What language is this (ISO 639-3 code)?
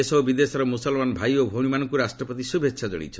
ori